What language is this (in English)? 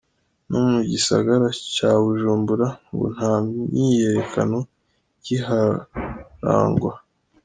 Kinyarwanda